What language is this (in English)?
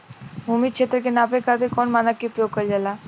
Bhojpuri